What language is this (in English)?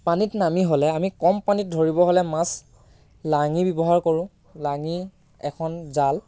Assamese